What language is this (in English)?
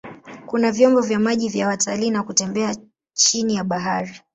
Swahili